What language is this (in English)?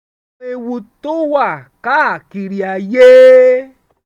Yoruba